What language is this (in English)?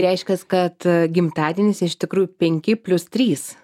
Lithuanian